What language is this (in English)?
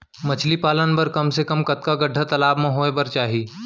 Chhattisgarhi